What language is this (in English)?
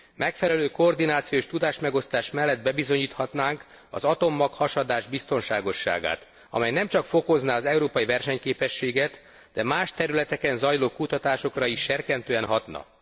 Hungarian